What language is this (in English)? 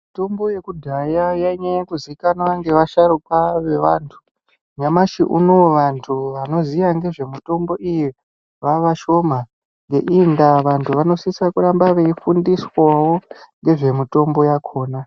Ndau